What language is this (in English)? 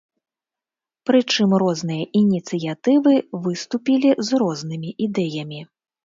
Belarusian